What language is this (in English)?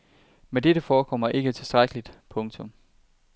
Danish